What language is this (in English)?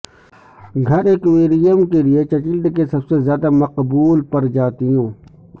Urdu